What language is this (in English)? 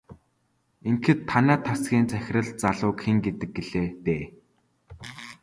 Mongolian